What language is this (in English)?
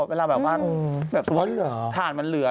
Thai